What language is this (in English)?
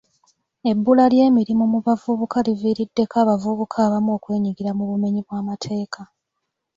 Ganda